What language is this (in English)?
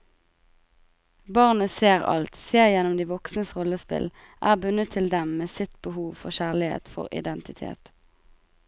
Norwegian